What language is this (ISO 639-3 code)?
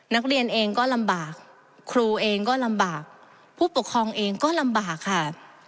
tha